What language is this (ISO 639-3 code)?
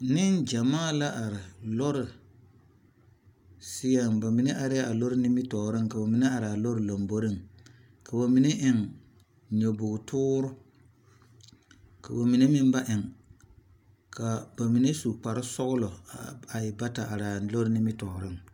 dga